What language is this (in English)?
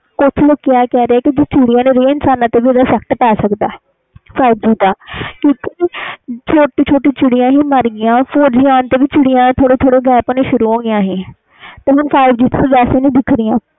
Punjabi